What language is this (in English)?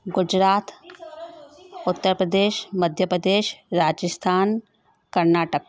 Sindhi